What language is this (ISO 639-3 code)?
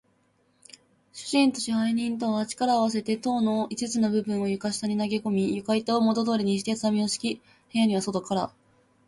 jpn